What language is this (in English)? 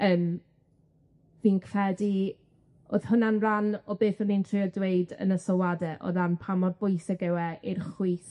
Welsh